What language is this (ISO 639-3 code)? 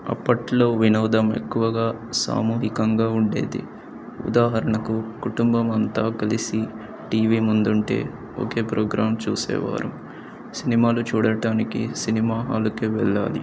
tel